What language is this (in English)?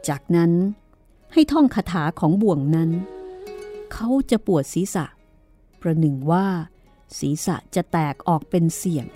Thai